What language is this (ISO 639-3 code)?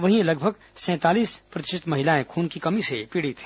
hin